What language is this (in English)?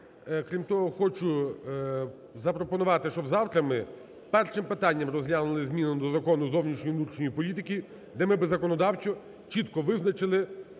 Ukrainian